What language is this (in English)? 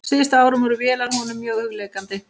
Icelandic